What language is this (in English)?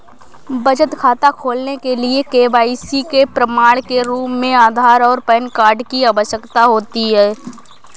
Hindi